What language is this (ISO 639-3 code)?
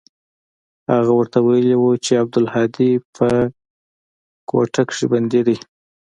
pus